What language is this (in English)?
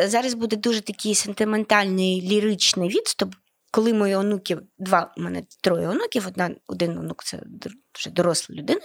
Ukrainian